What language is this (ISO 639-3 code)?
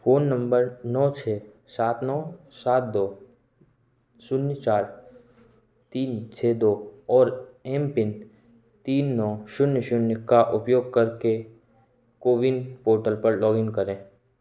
hin